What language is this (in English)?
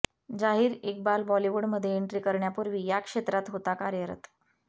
Marathi